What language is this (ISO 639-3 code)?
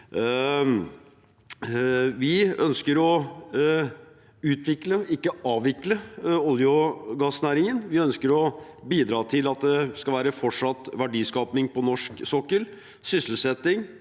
nor